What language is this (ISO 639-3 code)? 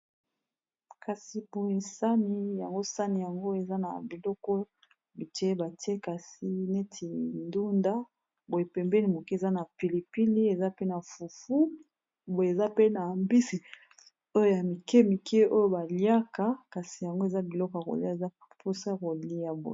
lin